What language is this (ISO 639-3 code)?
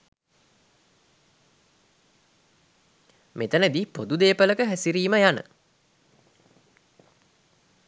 sin